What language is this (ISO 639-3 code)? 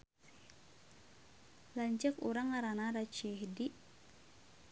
sun